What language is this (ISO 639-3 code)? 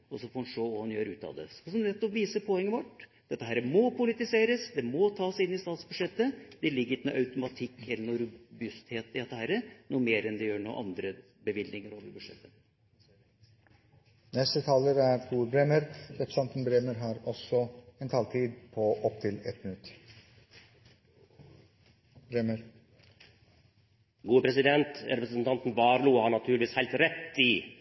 nor